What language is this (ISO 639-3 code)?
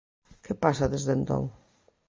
glg